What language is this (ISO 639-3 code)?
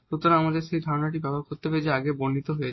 ben